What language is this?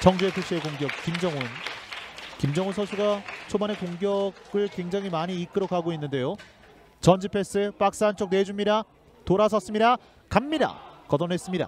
Korean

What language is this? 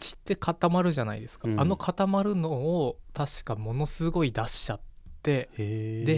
Japanese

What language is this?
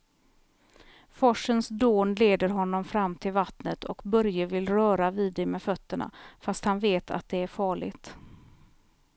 Swedish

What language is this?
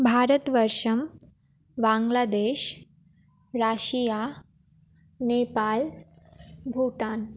Sanskrit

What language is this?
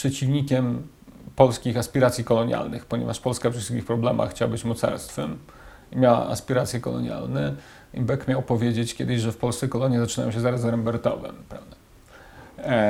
Polish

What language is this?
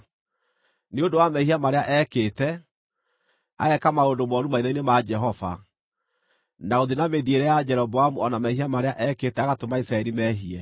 Kikuyu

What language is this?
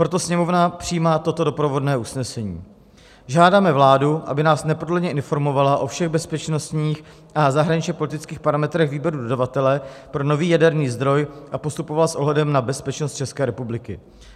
Czech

